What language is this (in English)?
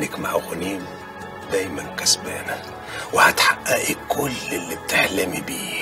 Arabic